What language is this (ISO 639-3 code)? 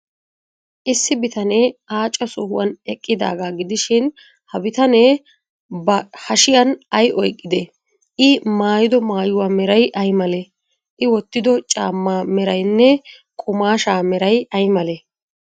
wal